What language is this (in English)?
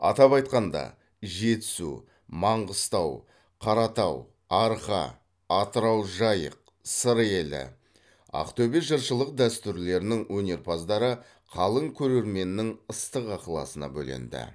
Kazakh